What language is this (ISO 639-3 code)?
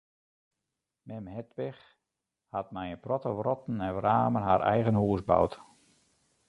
fry